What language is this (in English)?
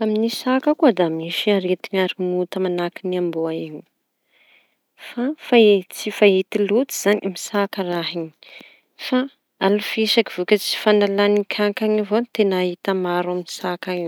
Tanosy Malagasy